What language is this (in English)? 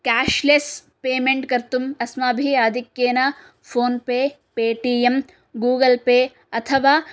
Sanskrit